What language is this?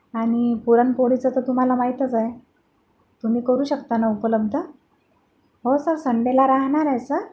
Marathi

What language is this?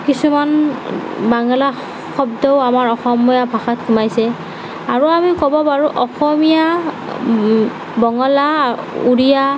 Assamese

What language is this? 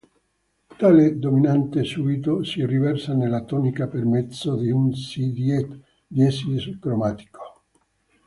Italian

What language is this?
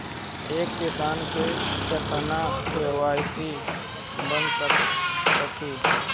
Bhojpuri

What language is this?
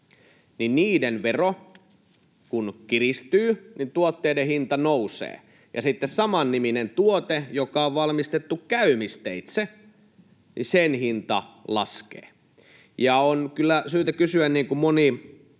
Finnish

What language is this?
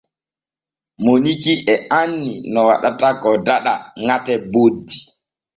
Borgu Fulfulde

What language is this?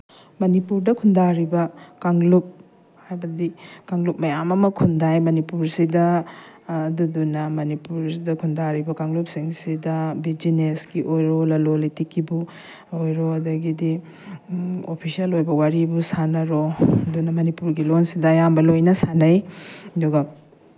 Manipuri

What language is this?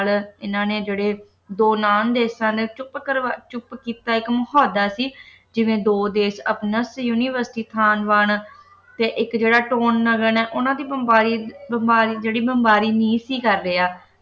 Punjabi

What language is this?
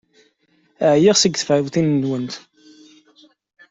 Kabyle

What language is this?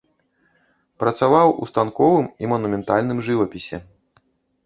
Belarusian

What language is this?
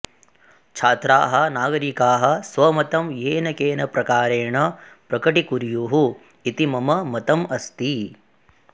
Sanskrit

